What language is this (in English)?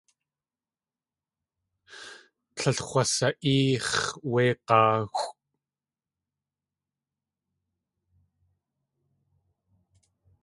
Tlingit